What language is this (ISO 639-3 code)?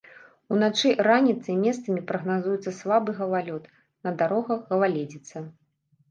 bel